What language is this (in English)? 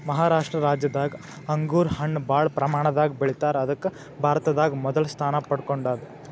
Kannada